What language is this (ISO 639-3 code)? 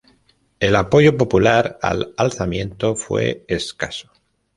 spa